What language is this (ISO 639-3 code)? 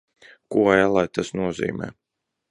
lav